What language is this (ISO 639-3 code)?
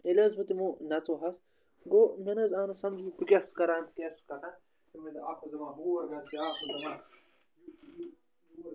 kas